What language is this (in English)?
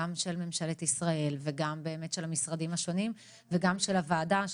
Hebrew